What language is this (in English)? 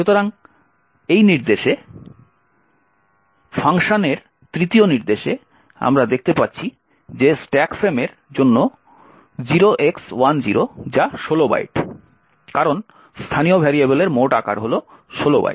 Bangla